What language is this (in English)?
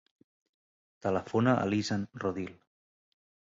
Catalan